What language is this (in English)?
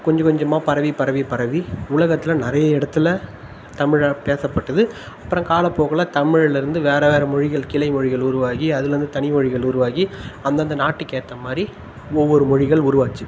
Tamil